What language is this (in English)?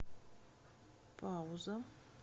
Russian